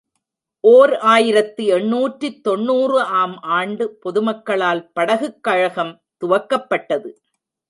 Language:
Tamil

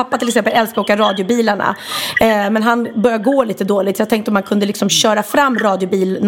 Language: Swedish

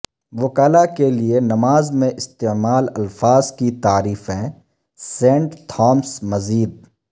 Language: Urdu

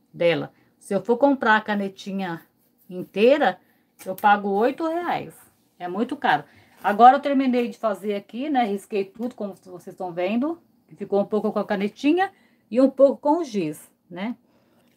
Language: Portuguese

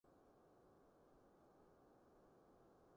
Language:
Cantonese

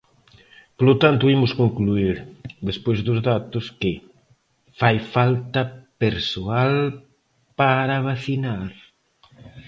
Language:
Galician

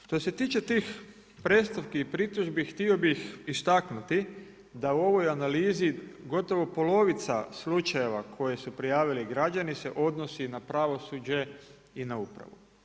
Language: Croatian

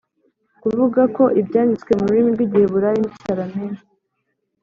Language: Kinyarwanda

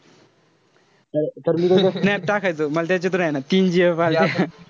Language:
Marathi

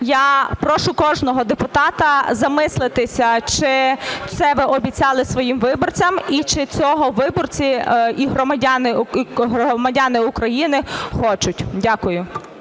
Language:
Ukrainian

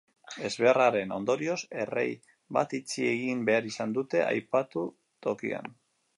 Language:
Basque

